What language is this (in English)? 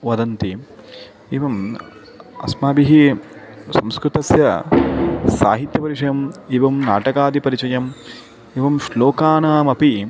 Sanskrit